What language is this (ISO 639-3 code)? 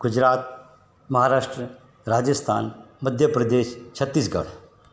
snd